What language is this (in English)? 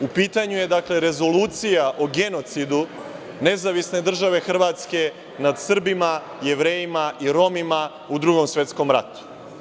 Serbian